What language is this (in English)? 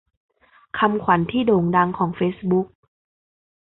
Thai